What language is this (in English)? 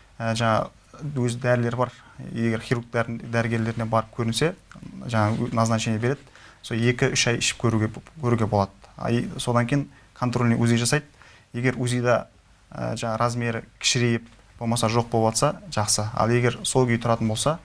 Turkish